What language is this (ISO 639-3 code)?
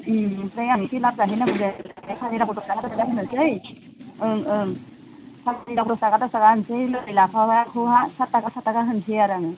brx